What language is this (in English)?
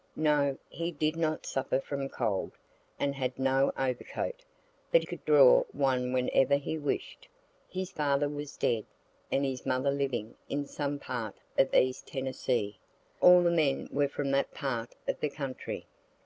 English